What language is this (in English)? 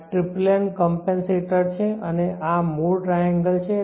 Gujarati